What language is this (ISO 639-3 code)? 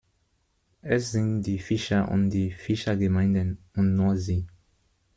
deu